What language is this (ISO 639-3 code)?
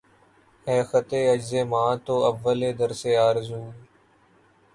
urd